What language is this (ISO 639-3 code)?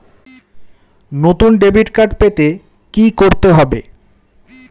ben